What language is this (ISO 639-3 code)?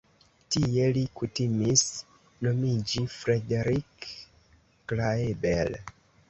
epo